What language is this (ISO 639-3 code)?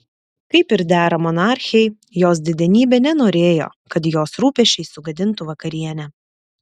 lit